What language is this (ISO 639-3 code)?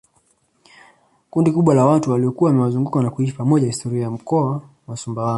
swa